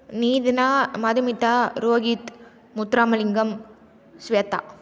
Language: Tamil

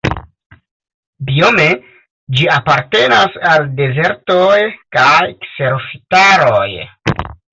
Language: Esperanto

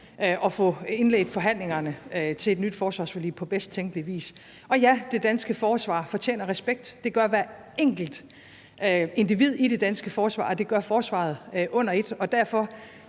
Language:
Danish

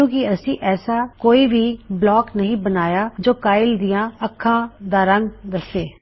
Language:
Punjabi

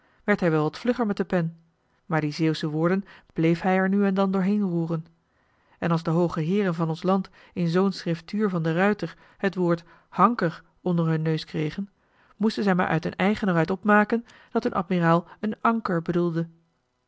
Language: Dutch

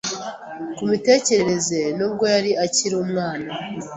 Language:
Kinyarwanda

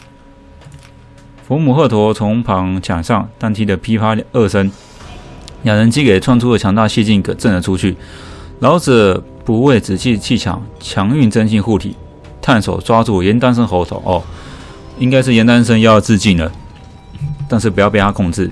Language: Chinese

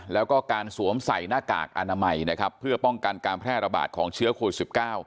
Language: Thai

